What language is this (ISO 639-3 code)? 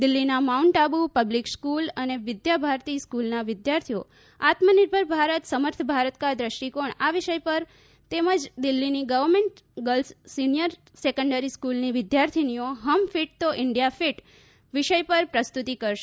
guj